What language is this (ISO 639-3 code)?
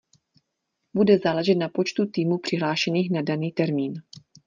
ces